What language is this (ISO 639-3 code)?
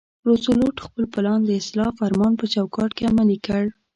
pus